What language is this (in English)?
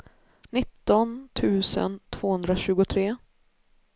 Swedish